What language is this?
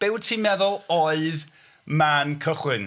Welsh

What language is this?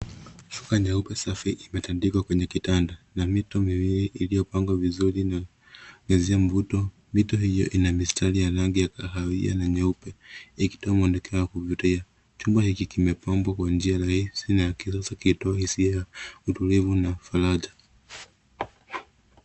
Swahili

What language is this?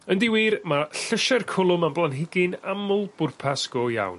Welsh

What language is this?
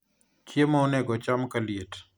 Luo (Kenya and Tanzania)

